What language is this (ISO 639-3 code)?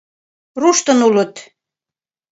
chm